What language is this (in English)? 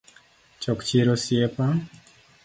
Luo (Kenya and Tanzania)